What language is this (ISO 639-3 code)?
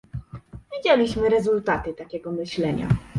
pol